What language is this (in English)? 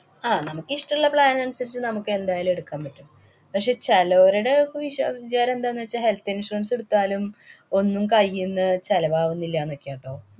Malayalam